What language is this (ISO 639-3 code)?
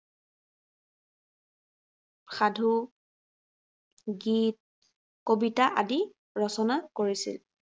asm